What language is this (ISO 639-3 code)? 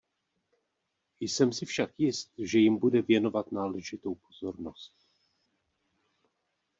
ces